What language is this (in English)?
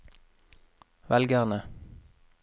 Norwegian